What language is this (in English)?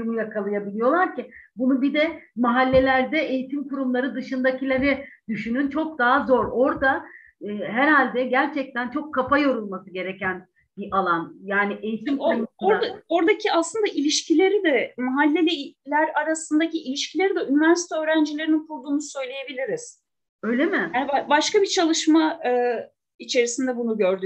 Turkish